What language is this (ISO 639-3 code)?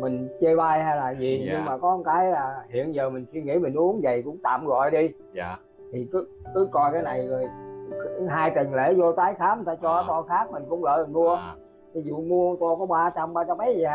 vie